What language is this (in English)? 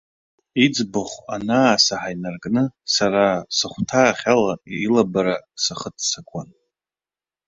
Abkhazian